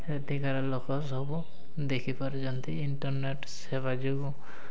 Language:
Odia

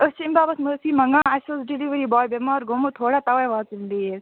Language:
Kashmiri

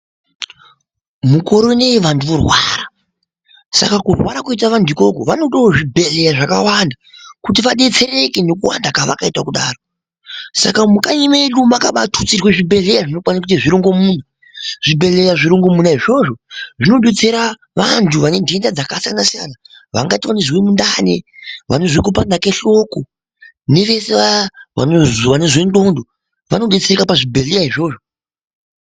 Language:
Ndau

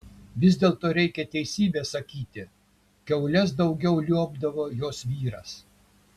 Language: Lithuanian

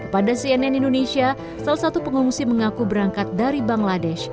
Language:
Indonesian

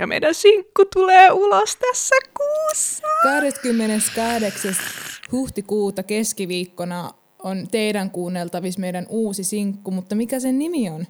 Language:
Finnish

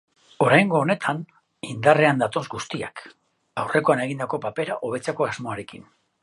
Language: Basque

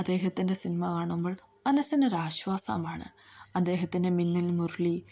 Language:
Malayalam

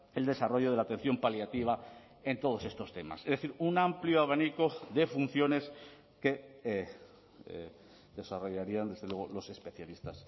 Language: Spanish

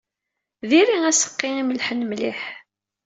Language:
Kabyle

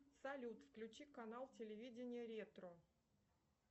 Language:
Russian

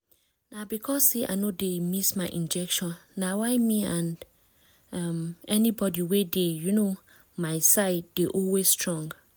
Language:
Nigerian Pidgin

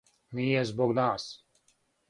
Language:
Serbian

